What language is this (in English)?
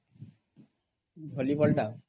Odia